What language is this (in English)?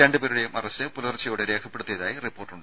Malayalam